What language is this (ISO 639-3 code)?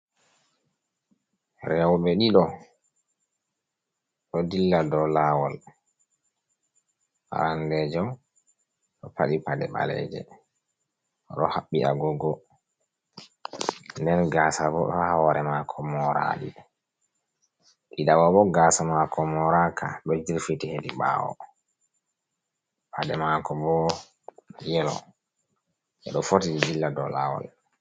ful